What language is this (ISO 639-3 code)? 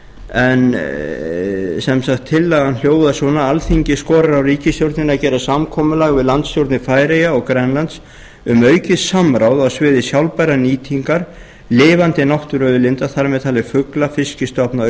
isl